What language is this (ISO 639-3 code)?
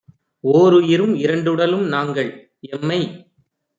tam